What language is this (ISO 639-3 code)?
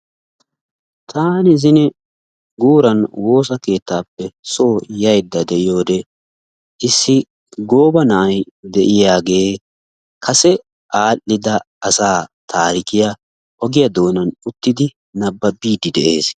wal